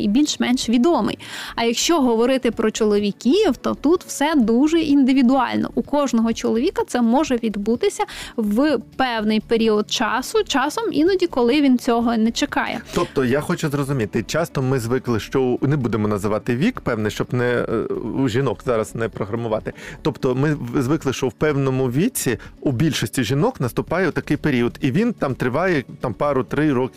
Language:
Ukrainian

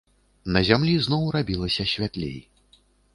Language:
Belarusian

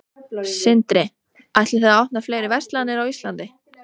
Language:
Icelandic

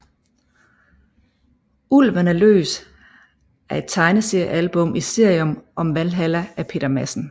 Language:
Danish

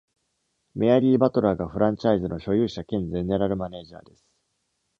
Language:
Japanese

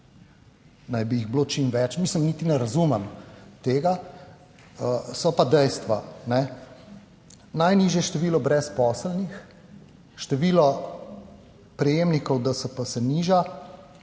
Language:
Slovenian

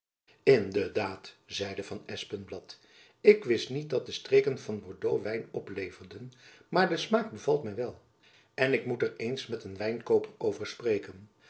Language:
Dutch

